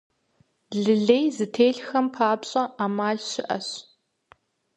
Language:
Kabardian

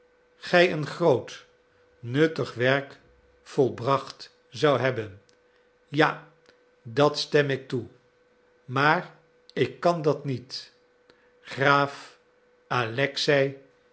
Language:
Dutch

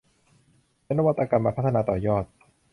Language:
Thai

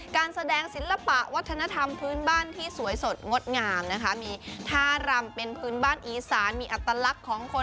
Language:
Thai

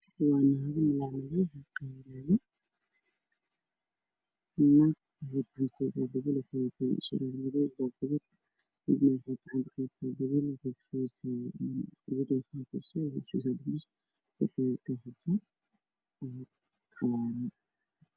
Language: Somali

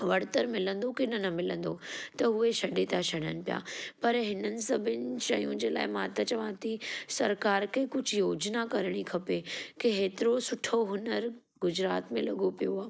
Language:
Sindhi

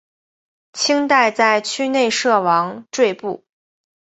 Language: Chinese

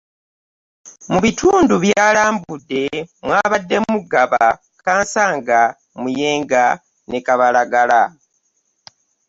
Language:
Ganda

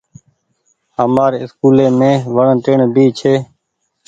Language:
Goaria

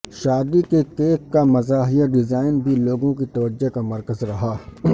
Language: Urdu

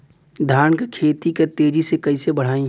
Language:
Bhojpuri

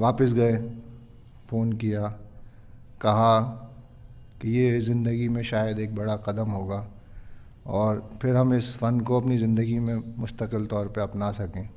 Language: Hindi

